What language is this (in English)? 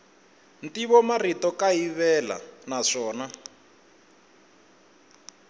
Tsonga